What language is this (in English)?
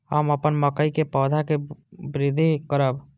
Maithili